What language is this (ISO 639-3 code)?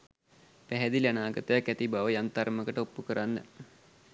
sin